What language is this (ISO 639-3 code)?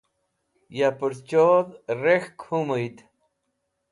wbl